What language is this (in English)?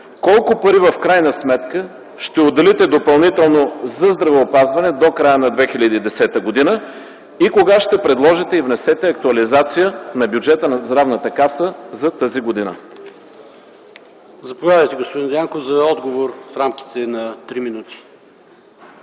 Bulgarian